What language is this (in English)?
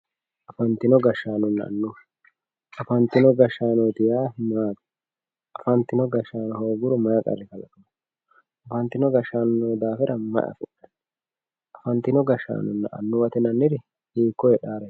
Sidamo